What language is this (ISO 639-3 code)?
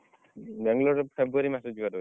ori